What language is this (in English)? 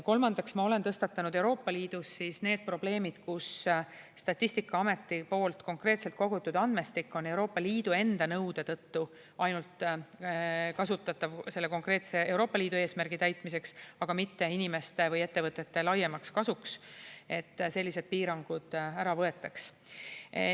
Estonian